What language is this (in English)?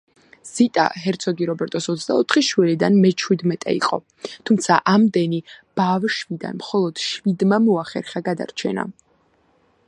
Georgian